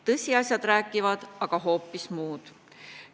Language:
Estonian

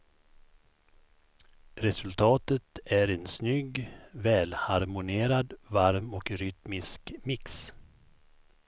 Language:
Swedish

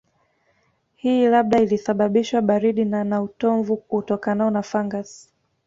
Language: Swahili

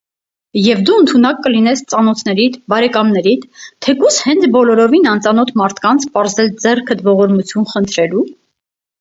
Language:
Armenian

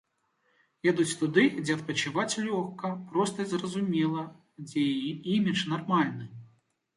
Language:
Belarusian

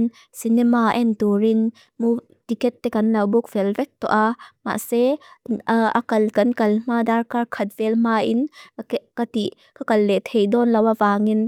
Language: Mizo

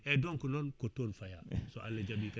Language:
Fula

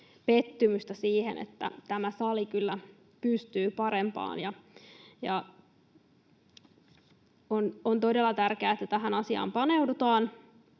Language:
Finnish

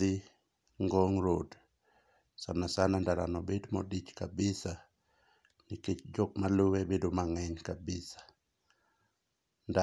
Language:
Luo (Kenya and Tanzania)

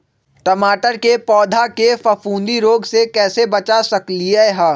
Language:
Magahi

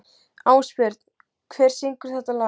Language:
Icelandic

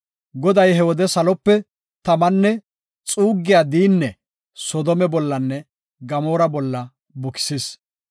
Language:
Gofa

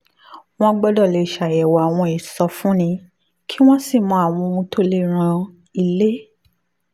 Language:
Yoruba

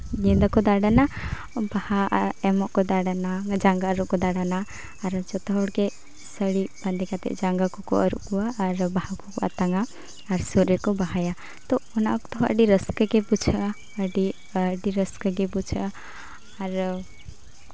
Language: Santali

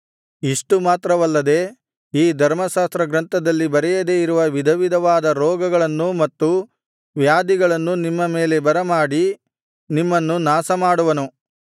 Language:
Kannada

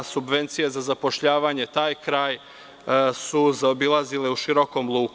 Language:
Serbian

